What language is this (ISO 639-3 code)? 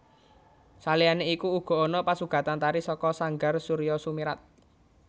jav